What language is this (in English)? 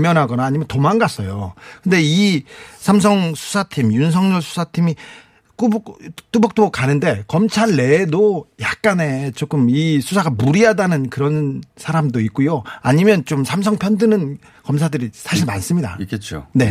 Korean